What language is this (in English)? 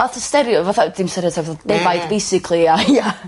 Welsh